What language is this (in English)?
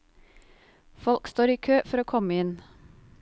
Norwegian